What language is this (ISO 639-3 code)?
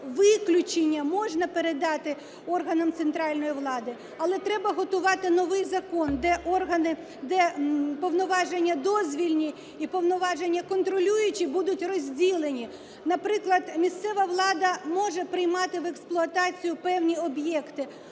ukr